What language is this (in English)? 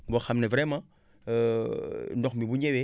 Wolof